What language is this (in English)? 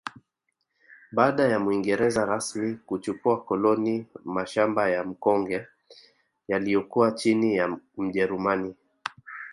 Swahili